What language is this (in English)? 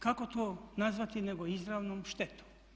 Croatian